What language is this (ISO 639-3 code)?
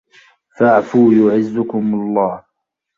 ara